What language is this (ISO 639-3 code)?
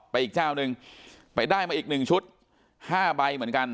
tha